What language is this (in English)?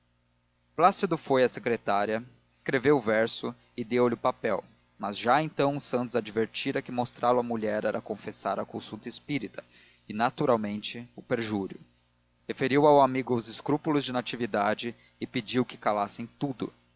Portuguese